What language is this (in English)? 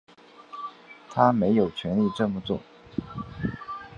Chinese